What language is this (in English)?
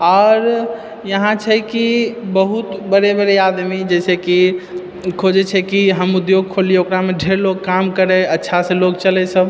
Maithili